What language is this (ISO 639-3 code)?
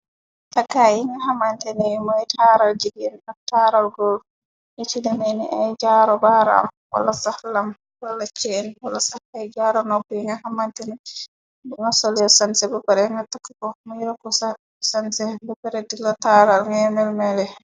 wol